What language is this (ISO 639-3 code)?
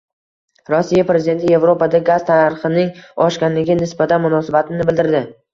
uzb